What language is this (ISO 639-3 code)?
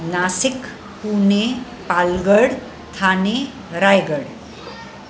snd